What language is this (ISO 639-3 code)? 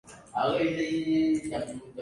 vie